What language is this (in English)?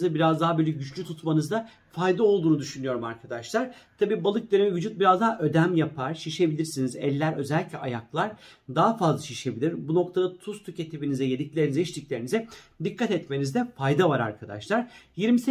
Turkish